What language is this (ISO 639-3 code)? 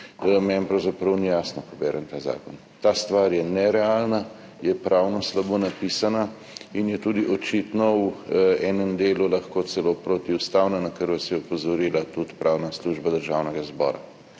slv